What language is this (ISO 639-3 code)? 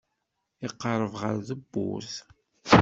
kab